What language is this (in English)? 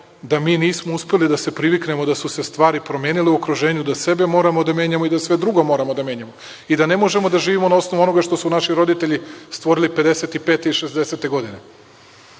Serbian